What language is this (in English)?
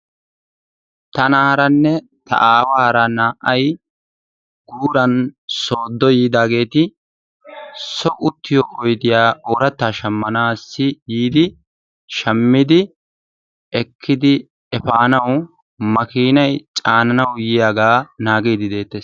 Wolaytta